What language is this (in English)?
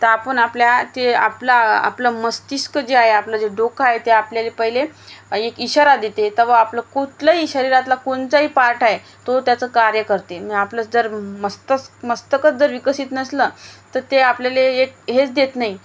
Marathi